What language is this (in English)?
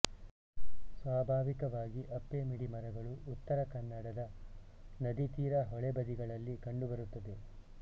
Kannada